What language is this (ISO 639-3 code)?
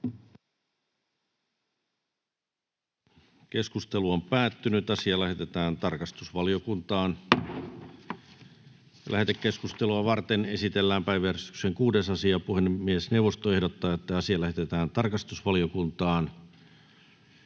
fin